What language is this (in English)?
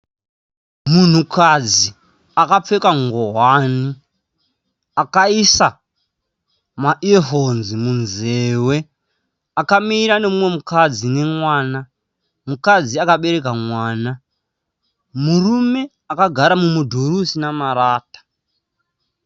Shona